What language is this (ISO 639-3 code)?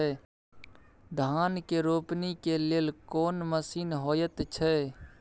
mai